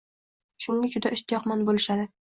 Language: Uzbek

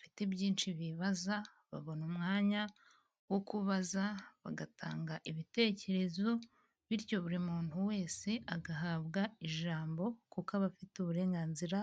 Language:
Kinyarwanda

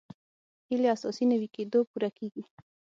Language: Pashto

